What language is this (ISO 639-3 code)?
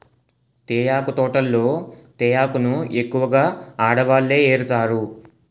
tel